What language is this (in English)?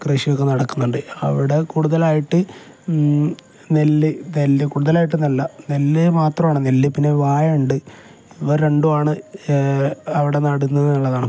Malayalam